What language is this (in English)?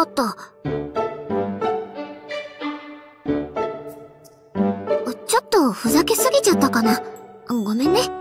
Japanese